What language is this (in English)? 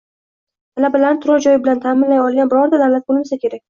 Uzbek